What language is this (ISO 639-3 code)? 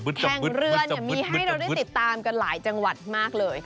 tha